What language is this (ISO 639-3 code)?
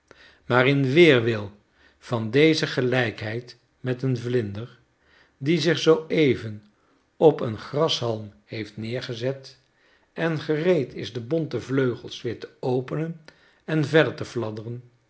nld